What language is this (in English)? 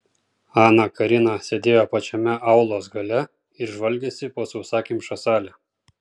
Lithuanian